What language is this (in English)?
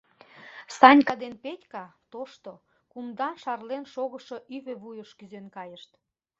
Mari